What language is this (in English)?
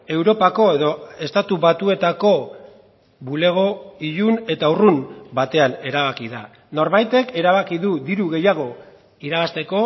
Basque